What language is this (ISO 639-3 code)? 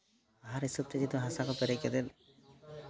sat